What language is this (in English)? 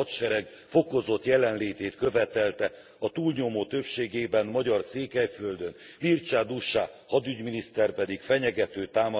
Hungarian